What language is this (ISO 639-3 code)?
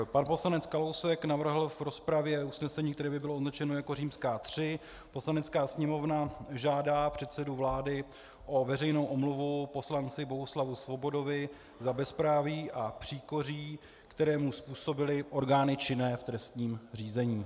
ces